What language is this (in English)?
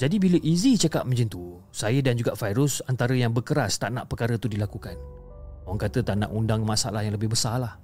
Malay